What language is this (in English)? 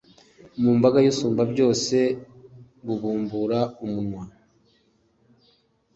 Kinyarwanda